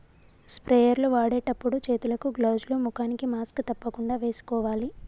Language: Telugu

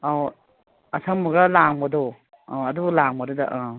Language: Manipuri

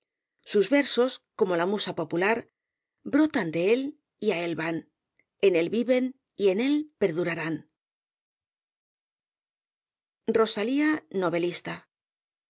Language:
Spanish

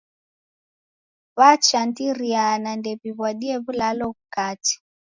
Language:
Taita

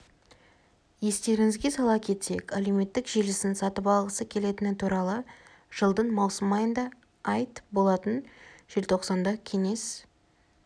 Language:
Kazakh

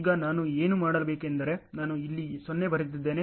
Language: Kannada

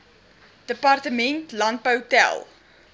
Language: Afrikaans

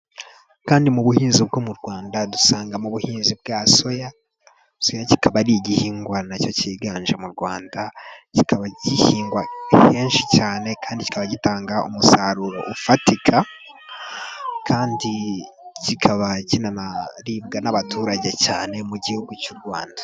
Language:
Kinyarwanda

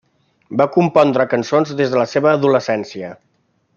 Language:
Catalan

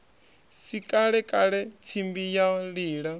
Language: Venda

